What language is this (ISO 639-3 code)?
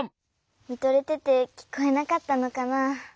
jpn